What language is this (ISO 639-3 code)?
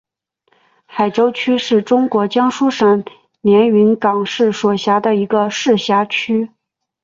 zho